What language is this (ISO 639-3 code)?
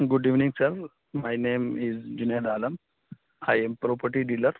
urd